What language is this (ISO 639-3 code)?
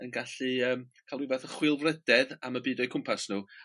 cym